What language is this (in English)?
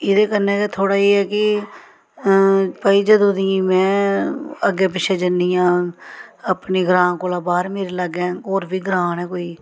Dogri